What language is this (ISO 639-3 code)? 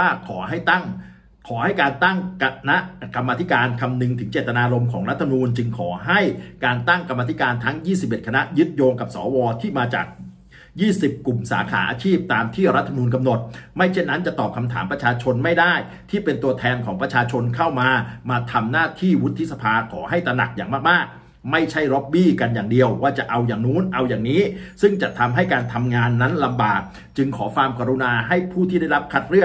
tha